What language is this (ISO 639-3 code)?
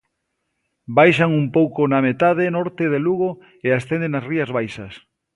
glg